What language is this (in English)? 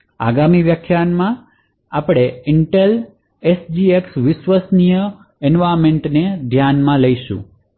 Gujarati